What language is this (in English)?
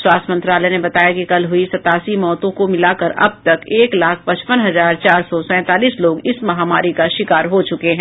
Hindi